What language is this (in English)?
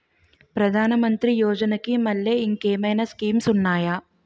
Telugu